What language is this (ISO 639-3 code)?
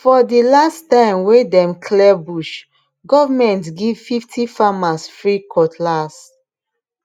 pcm